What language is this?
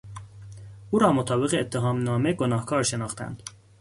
Persian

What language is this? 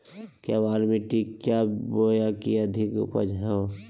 Magahi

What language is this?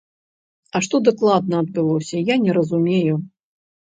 Belarusian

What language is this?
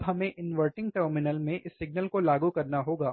Hindi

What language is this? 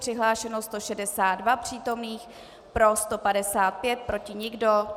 Czech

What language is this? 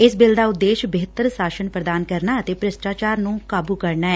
Punjabi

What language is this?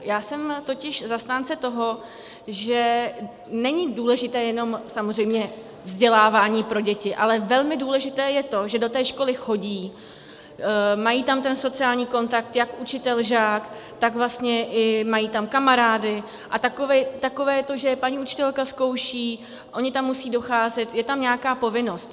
Czech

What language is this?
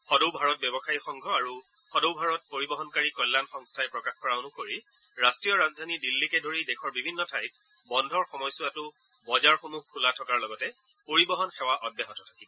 Assamese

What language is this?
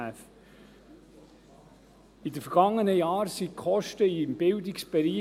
Swiss German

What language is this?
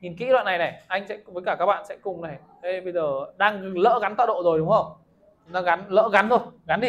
Vietnamese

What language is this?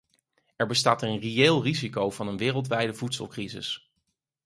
Dutch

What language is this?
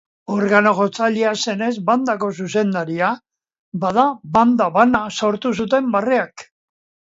Basque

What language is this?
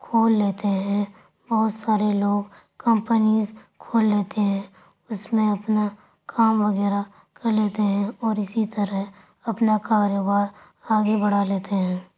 Urdu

